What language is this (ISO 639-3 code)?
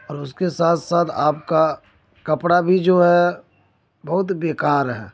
urd